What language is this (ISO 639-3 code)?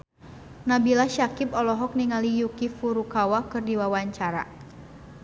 sun